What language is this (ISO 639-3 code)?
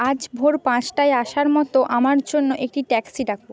ben